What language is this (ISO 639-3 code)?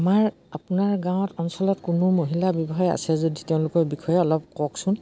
asm